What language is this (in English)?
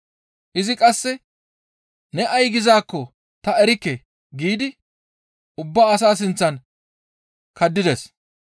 Gamo